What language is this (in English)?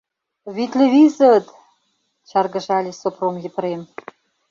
Mari